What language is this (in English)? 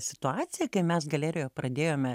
Lithuanian